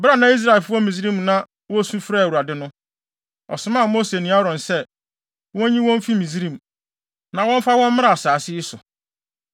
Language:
Akan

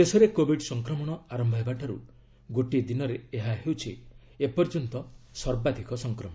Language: Odia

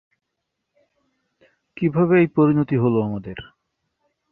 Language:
Bangla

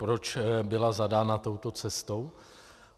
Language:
Czech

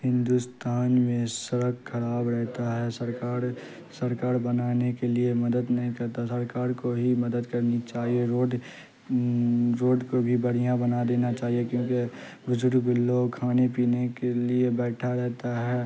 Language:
Urdu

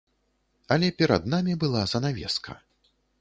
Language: Belarusian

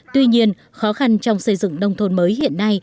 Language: Vietnamese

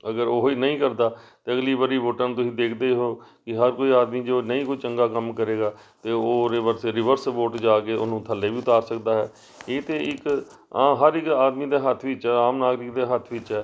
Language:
Punjabi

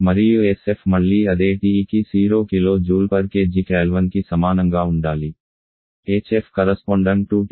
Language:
Telugu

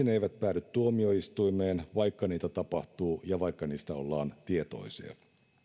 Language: Finnish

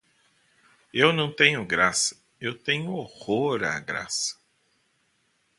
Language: Portuguese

